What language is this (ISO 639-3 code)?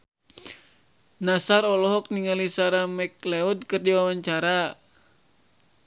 sun